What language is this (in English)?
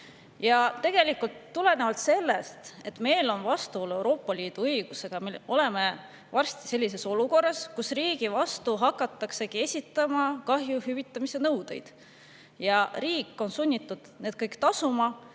Estonian